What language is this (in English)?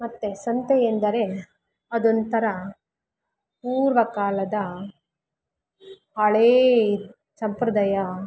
Kannada